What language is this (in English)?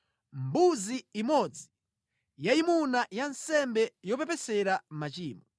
Nyanja